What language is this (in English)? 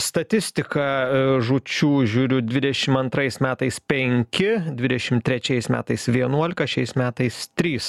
Lithuanian